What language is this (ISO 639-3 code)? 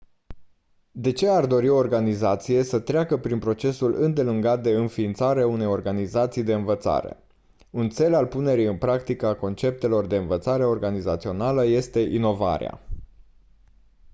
ron